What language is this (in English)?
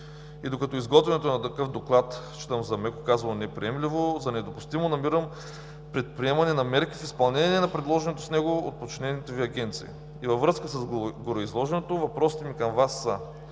Bulgarian